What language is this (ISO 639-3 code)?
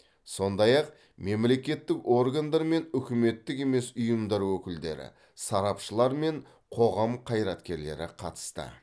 kaz